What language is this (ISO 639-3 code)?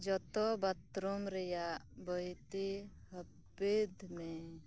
sat